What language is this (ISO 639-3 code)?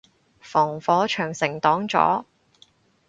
yue